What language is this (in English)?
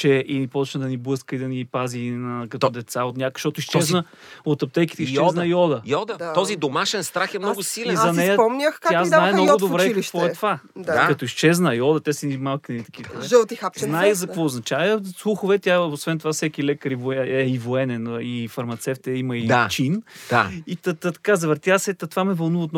Bulgarian